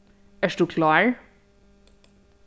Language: Faroese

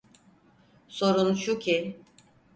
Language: Turkish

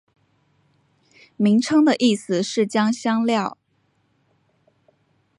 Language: Chinese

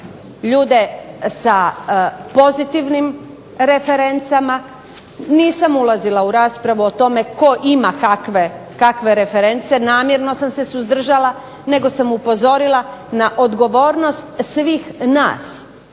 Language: Croatian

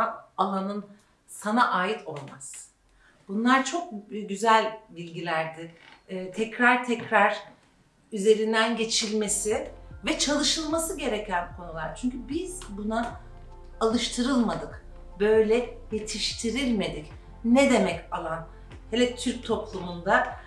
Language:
Turkish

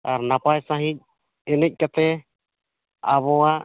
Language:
Santali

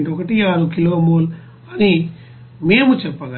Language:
Telugu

